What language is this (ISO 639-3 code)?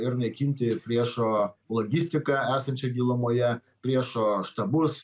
lit